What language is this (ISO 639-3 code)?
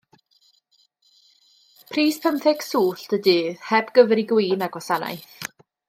cym